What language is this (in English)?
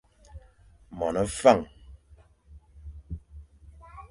Fang